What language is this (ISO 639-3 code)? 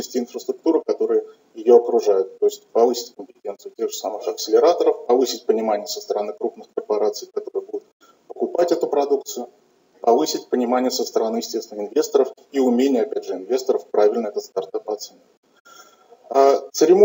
rus